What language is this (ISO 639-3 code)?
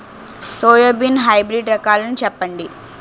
tel